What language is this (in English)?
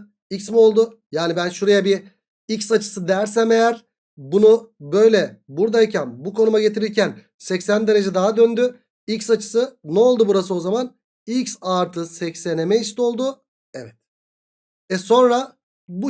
Turkish